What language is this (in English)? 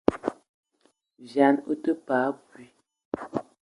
Eton (Cameroon)